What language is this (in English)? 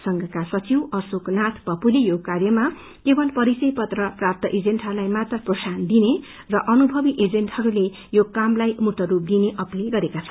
Nepali